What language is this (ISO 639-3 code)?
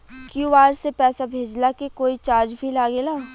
bho